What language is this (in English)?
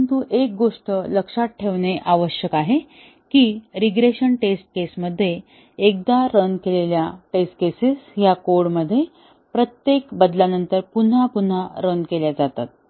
Marathi